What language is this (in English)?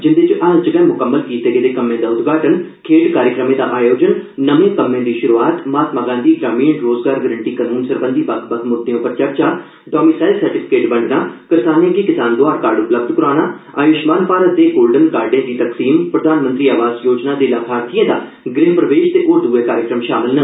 Dogri